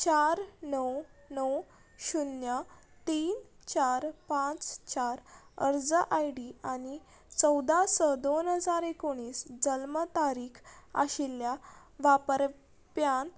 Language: Konkani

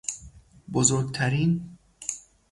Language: Persian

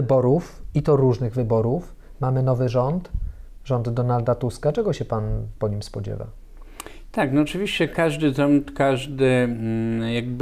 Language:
Polish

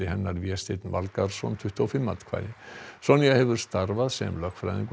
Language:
Icelandic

